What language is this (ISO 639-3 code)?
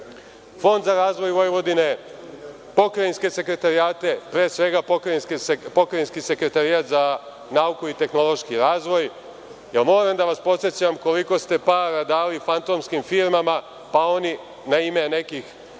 srp